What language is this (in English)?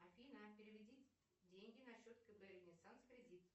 Russian